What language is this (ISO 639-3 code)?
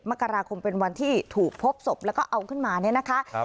tha